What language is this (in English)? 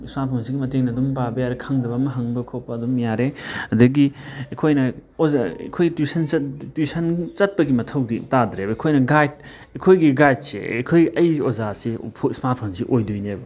Manipuri